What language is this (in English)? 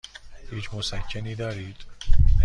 Persian